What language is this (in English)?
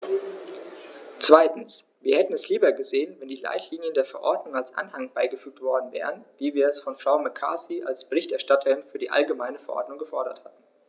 German